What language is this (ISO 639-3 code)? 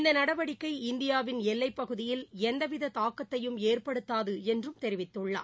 tam